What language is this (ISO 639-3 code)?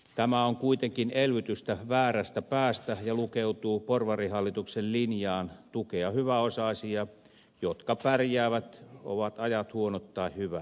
fin